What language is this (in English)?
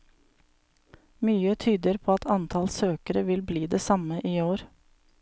Norwegian